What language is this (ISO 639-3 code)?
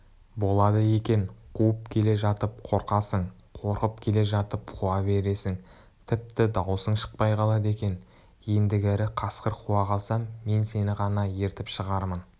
kaz